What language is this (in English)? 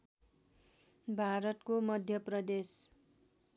Nepali